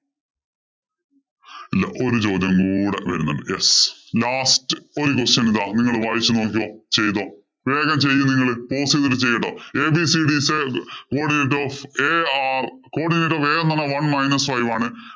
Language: Malayalam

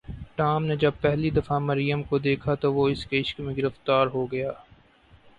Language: Urdu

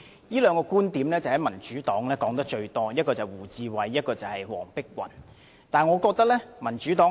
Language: Cantonese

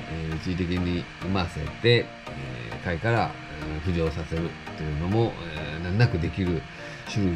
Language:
Japanese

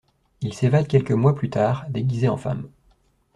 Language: French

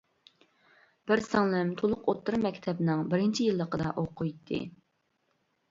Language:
Uyghur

